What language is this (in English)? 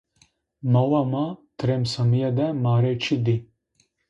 Zaza